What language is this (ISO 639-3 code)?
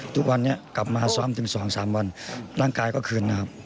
tha